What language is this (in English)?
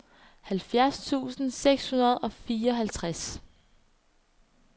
Danish